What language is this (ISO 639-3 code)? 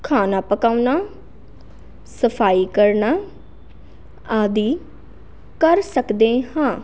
pan